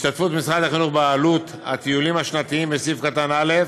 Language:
Hebrew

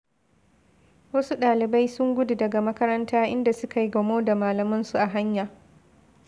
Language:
Hausa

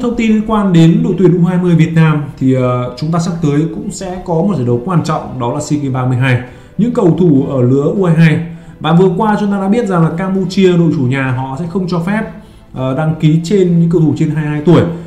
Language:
Vietnamese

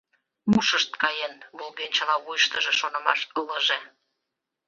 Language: Mari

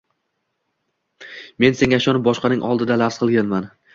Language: Uzbek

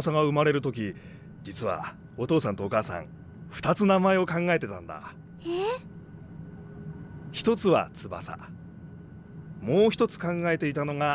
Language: Japanese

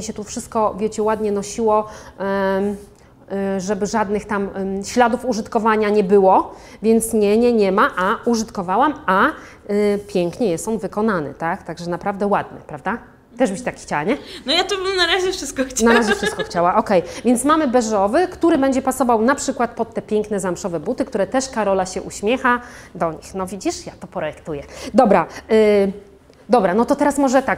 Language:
Polish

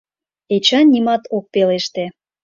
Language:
Mari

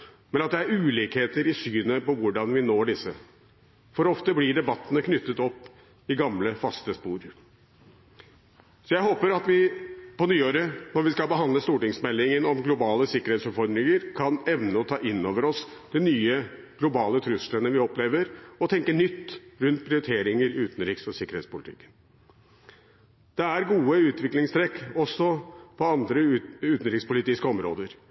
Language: Norwegian Bokmål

